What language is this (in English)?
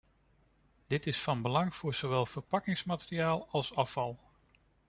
Dutch